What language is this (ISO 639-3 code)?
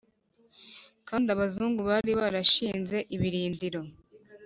kin